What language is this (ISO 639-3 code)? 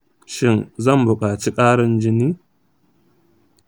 hau